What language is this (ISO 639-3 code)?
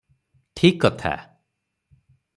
ori